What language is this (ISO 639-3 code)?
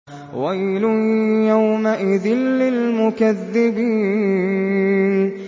ara